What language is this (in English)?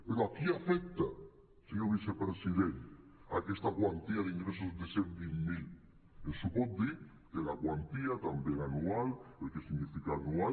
Catalan